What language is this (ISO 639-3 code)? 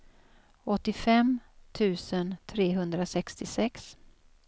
swe